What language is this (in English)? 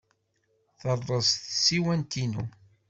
Kabyle